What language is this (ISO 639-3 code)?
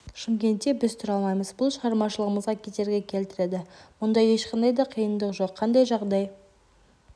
kaz